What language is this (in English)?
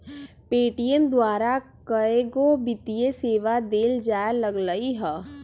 Magahi